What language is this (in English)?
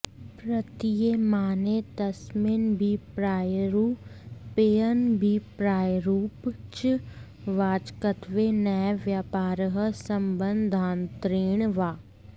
Sanskrit